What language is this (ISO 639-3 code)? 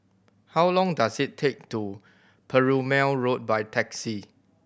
eng